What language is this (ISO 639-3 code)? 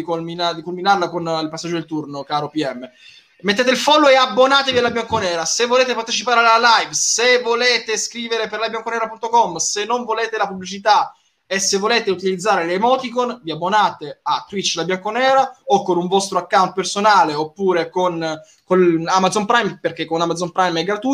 ita